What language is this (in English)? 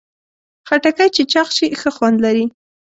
Pashto